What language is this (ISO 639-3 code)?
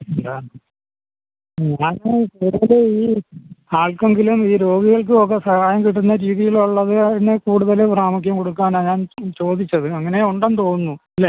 mal